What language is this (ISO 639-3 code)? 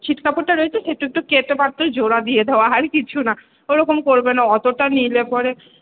ben